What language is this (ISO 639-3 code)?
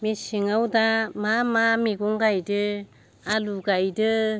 brx